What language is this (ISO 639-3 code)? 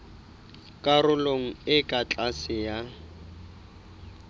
sot